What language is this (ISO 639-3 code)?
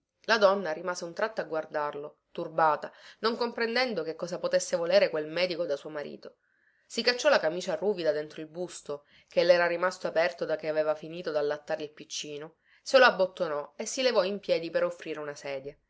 ita